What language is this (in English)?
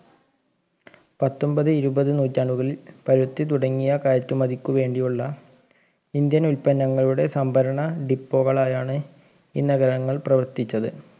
Malayalam